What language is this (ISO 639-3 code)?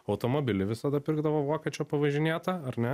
lit